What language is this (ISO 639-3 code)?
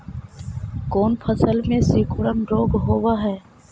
mag